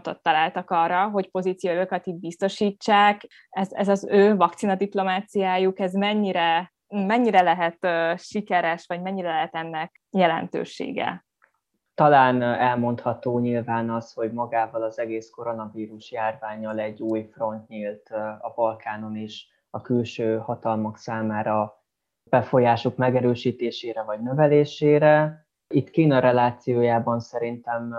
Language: Hungarian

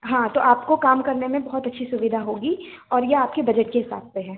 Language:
Hindi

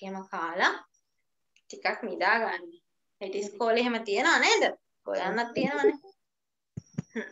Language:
Indonesian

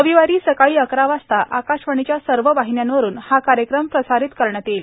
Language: Marathi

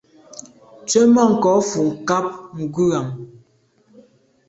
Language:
Medumba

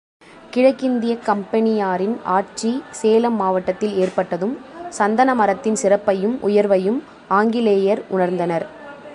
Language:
Tamil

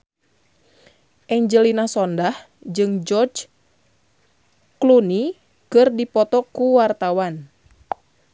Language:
Sundanese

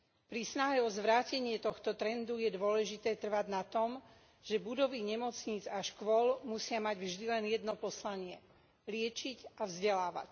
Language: Slovak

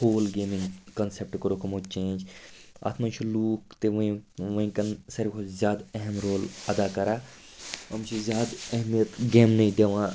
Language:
Kashmiri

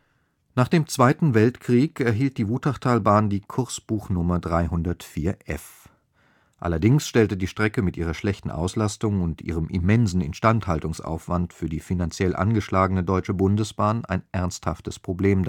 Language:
German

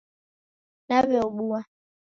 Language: Taita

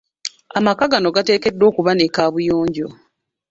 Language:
Ganda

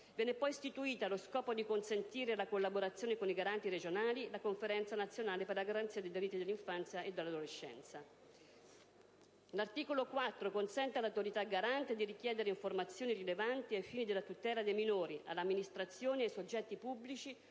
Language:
Italian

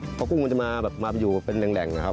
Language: Thai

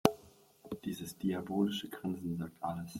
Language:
German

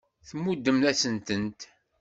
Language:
Kabyle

